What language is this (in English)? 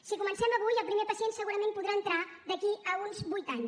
Catalan